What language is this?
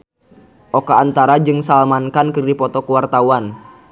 Sundanese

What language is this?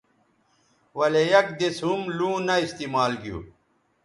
Bateri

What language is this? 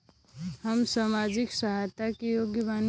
Bhojpuri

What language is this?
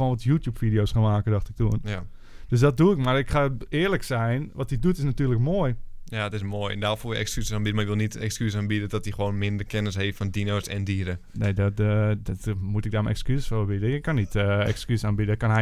Dutch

